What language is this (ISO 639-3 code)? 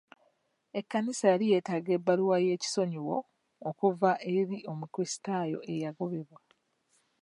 lug